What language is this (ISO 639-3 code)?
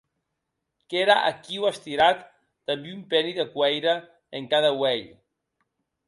oci